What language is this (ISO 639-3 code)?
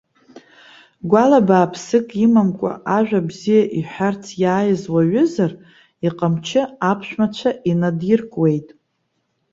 abk